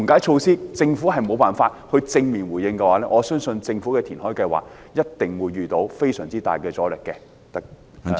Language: Cantonese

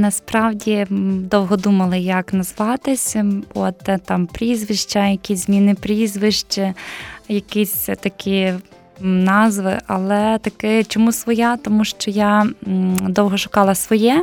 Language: Ukrainian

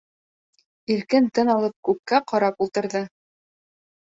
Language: Bashkir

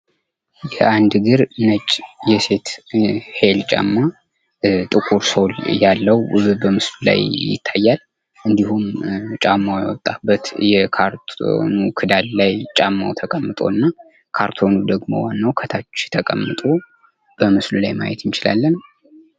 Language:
Amharic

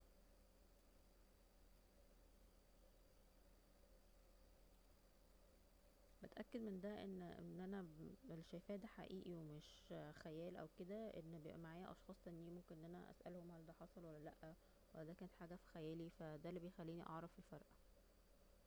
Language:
Egyptian Arabic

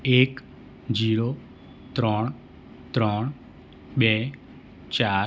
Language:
Gujarati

